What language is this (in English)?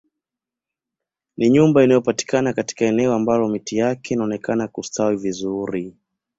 Swahili